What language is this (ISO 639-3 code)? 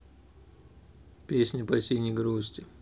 rus